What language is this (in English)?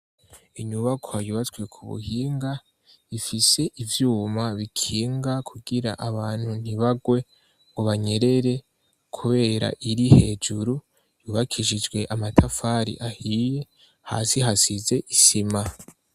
Rundi